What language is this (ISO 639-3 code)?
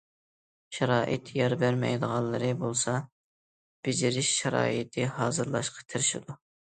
uig